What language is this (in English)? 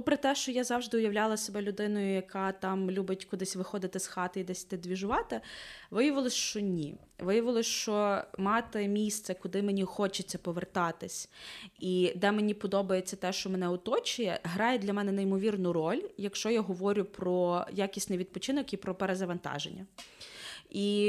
Ukrainian